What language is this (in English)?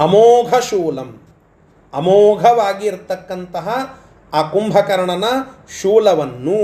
Kannada